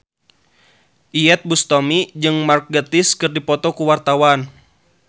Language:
Sundanese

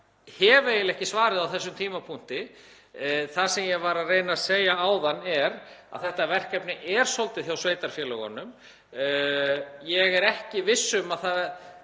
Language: Icelandic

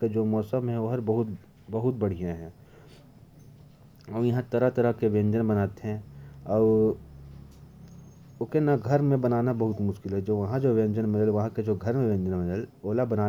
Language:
Korwa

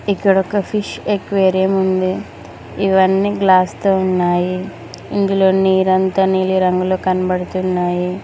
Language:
Telugu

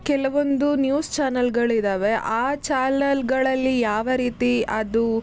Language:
Kannada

